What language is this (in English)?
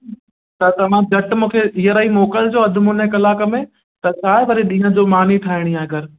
Sindhi